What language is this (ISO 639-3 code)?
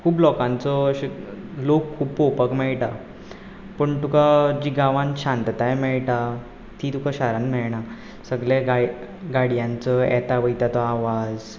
kok